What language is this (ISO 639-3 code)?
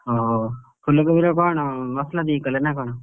ori